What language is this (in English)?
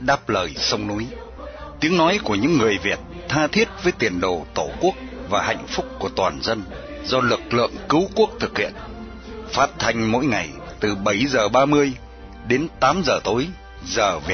Vietnamese